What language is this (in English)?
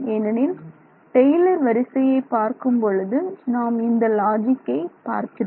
Tamil